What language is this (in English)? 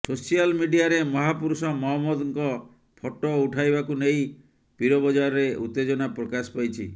Odia